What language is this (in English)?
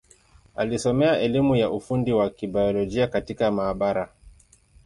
Swahili